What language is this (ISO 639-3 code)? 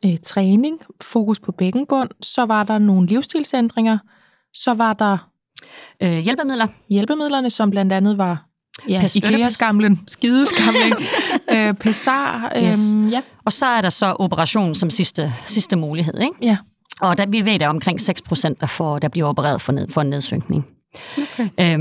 dan